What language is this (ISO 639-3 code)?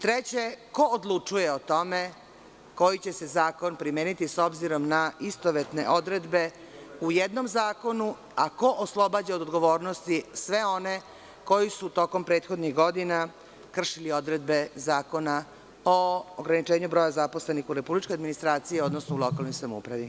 srp